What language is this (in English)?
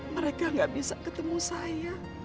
Indonesian